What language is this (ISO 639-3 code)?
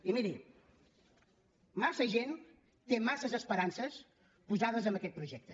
cat